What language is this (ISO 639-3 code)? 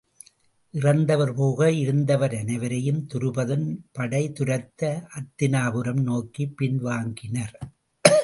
tam